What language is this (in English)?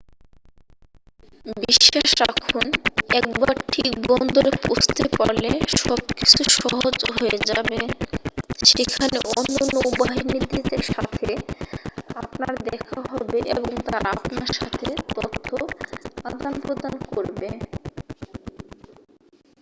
Bangla